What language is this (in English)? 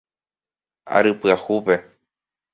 Guarani